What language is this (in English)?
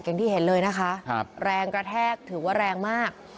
Thai